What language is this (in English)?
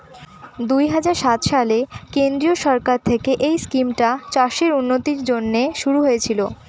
Bangla